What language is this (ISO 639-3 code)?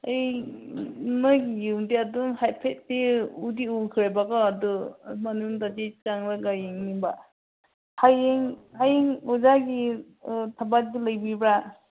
mni